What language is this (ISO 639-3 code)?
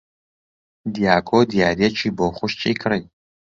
ckb